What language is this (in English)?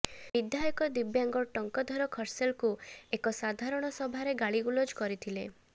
Odia